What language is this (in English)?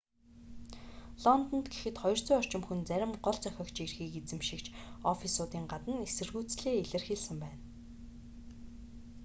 Mongolian